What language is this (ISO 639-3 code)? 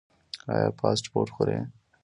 pus